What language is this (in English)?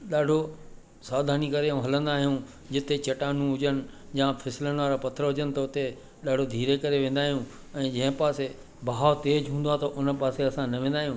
Sindhi